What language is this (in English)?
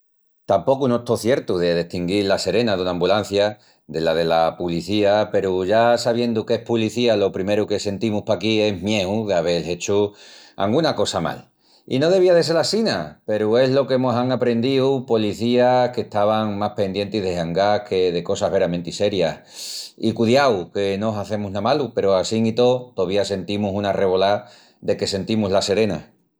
Extremaduran